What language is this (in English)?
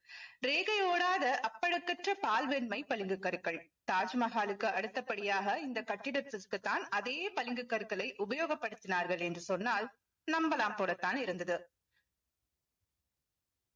Tamil